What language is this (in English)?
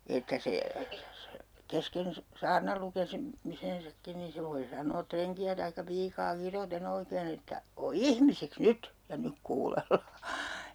Finnish